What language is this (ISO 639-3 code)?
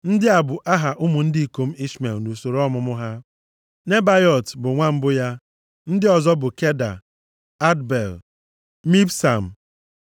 ibo